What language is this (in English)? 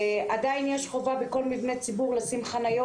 Hebrew